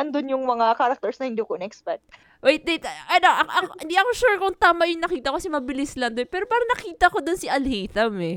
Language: Filipino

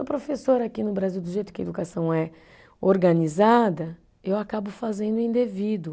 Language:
Portuguese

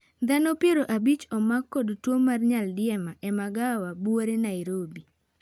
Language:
Luo (Kenya and Tanzania)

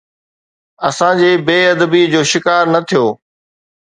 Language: Sindhi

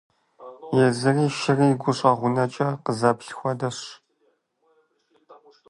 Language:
Kabardian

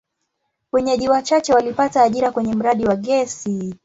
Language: Swahili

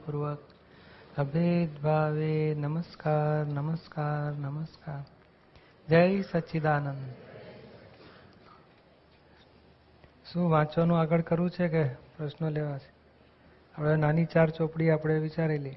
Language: Gujarati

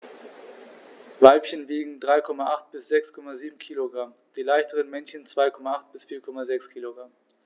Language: German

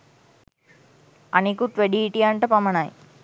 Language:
Sinhala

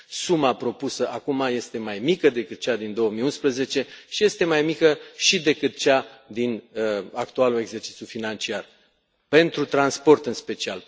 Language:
Romanian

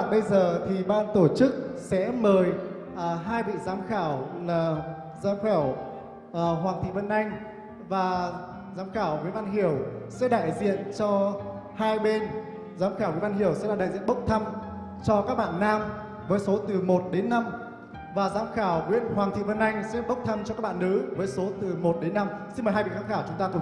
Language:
Vietnamese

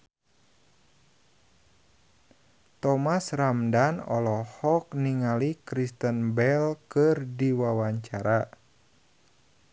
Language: Sundanese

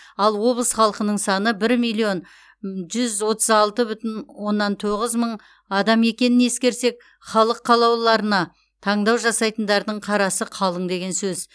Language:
Kazakh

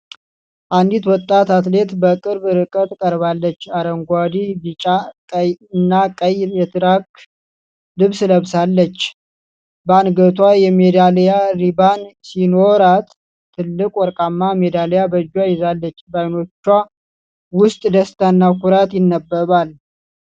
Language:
Amharic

